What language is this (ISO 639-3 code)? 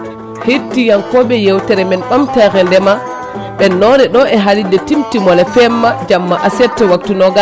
ful